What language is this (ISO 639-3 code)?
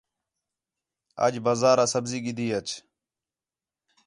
xhe